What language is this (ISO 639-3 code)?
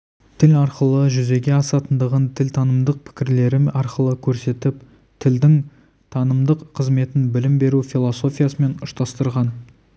kaz